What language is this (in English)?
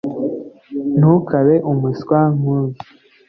Kinyarwanda